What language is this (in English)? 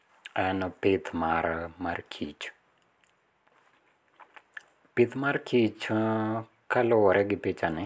Luo (Kenya and Tanzania)